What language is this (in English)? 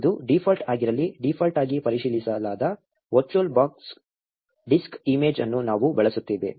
Kannada